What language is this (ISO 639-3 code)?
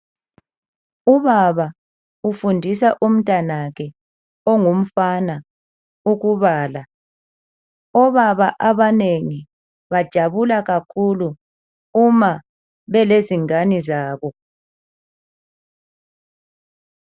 nde